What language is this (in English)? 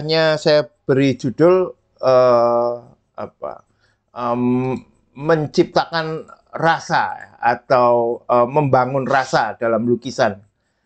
Indonesian